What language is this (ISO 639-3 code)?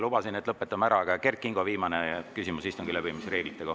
est